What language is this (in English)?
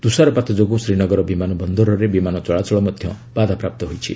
Odia